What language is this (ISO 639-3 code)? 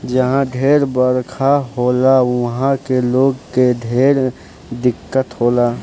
bho